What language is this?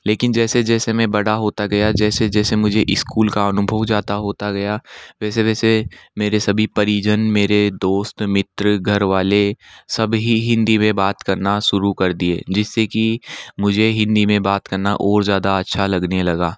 Hindi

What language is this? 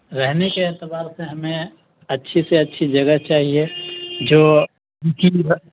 Urdu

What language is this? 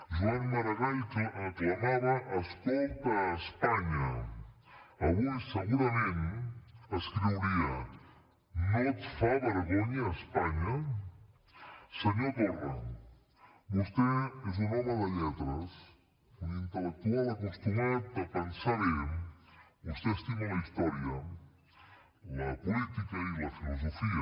Catalan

